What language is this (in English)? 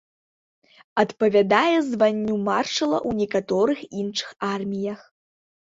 Belarusian